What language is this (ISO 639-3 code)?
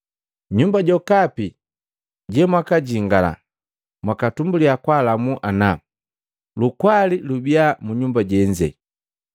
mgv